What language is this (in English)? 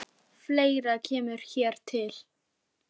Icelandic